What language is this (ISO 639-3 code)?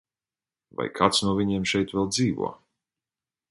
lav